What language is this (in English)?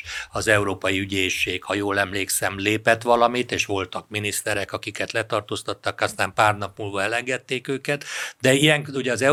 Hungarian